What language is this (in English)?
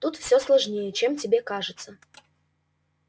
Russian